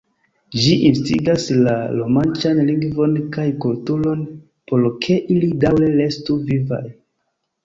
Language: Esperanto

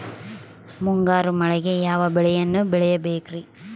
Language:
Kannada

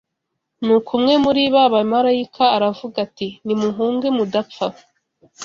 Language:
Kinyarwanda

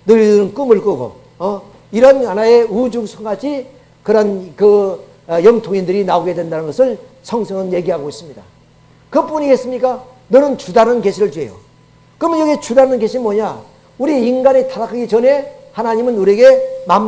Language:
Korean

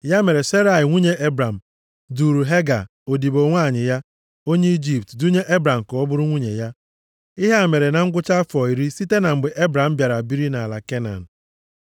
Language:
Igbo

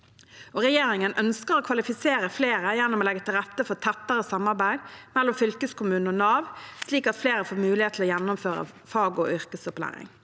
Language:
Norwegian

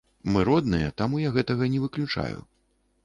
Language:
Belarusian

